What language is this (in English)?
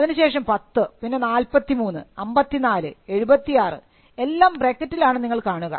Malayalam